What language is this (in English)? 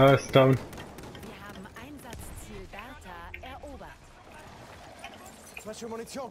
German